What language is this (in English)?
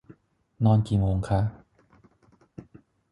Thai